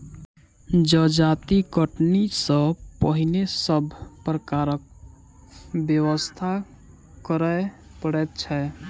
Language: Maithili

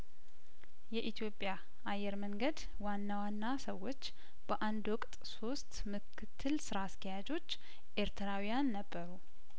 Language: Amharic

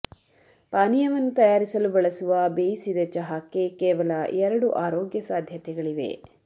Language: Kannada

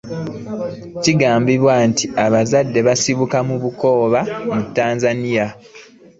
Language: Ganda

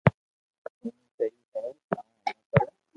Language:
Loarki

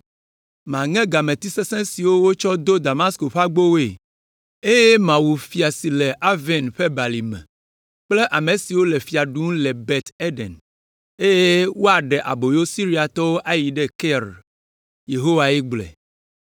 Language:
Ewe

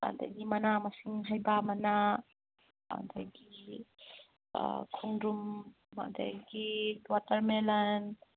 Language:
Manipuri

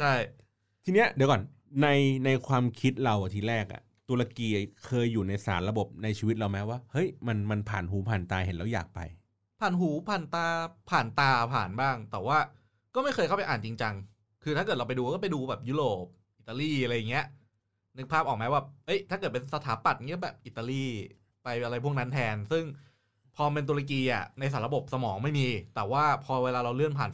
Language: Thai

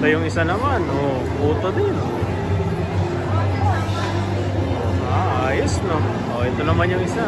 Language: Filipino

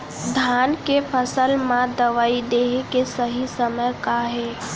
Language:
Chhattisgarhi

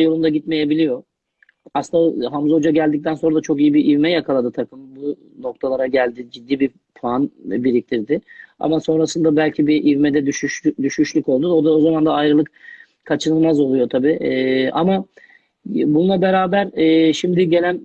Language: Turkish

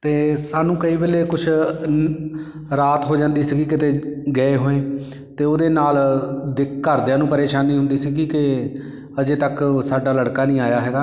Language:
Punjabi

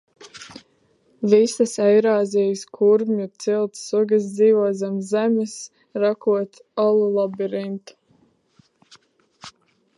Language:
Latvian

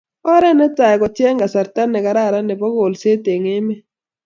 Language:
Kalenjin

